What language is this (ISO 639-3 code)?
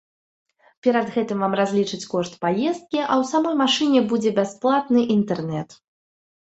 bel